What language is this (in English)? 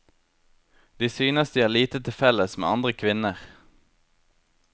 Norwegian